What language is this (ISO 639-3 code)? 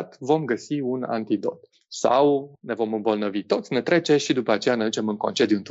ron